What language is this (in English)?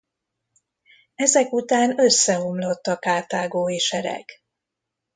Hungarian